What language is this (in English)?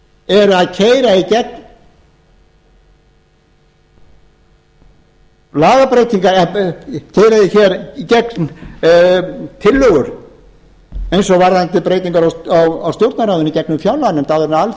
Icelandic